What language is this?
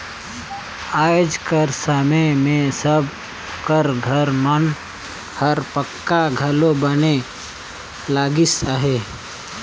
Chhattisgarhi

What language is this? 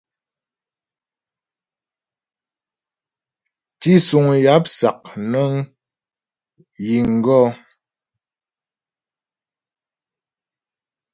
Ghomala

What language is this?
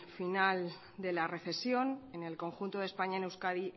Spanish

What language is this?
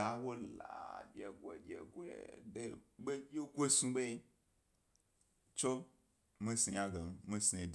Gbari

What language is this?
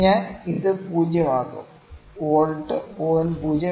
Malayalam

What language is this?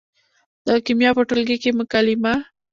Pashto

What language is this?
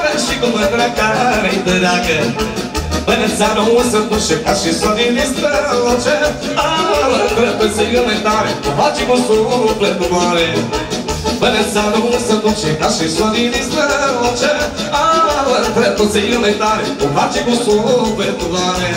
Romanian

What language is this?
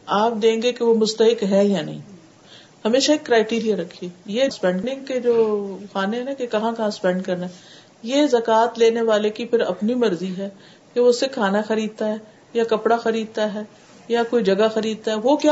Urdu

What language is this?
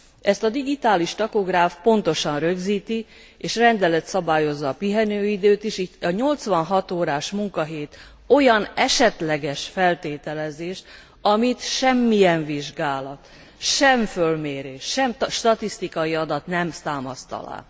Hungarian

